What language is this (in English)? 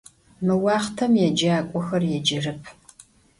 Adyghe